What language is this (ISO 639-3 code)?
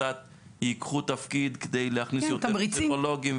heb